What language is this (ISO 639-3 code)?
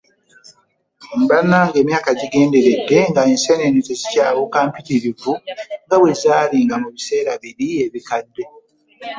lug